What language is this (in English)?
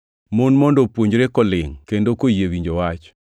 Luo (Kenya and Tanzania)